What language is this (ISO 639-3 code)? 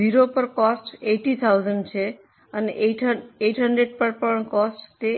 guj